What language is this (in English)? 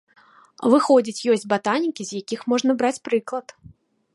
Belarusian